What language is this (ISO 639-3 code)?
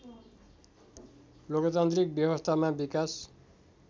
nep